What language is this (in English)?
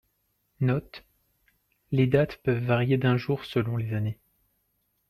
French